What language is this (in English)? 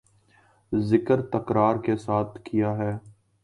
Urdu